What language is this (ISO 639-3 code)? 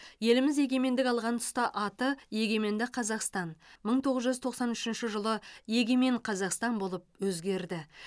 kaz